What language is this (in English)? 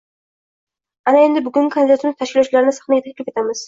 Uzbek